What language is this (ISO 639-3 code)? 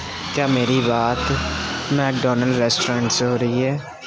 urd